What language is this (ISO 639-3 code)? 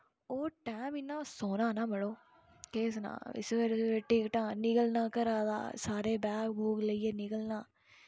doi